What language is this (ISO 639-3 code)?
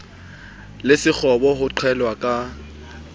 sot